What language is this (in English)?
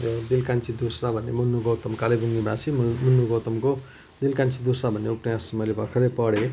Nepali